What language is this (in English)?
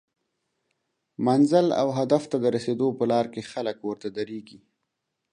Pashto